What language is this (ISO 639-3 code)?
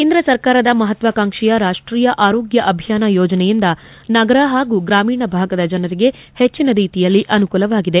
kan